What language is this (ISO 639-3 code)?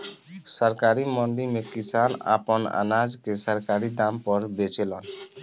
bho